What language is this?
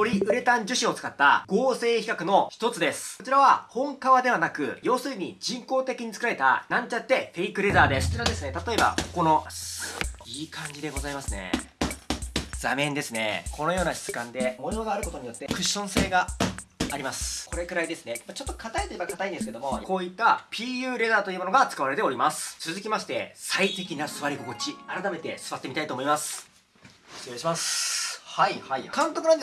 Japanese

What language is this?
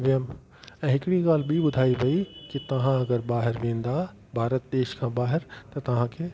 Sindhi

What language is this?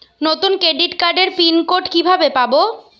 Bangla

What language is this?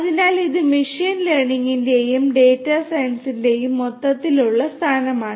Malayalam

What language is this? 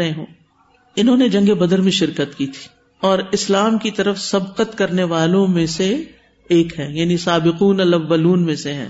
Urdu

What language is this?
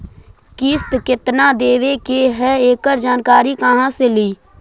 Magahi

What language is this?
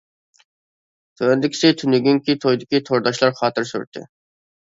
Uyghur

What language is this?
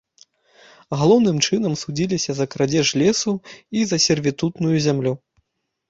Belarusian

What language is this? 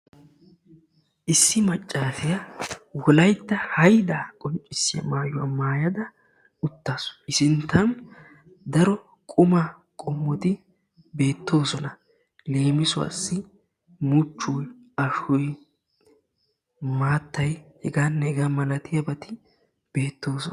Wolaytta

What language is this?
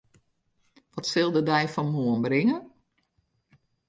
Western Frisian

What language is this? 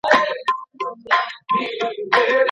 Pashto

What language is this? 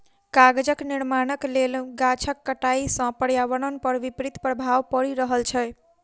Maithili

